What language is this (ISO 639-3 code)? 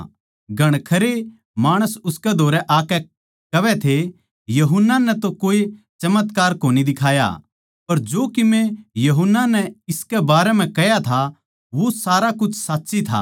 bgc